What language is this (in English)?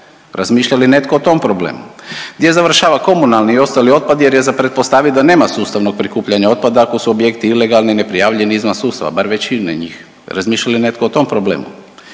Croatian